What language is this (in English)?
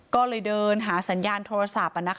Thai